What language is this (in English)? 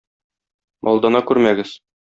Tatar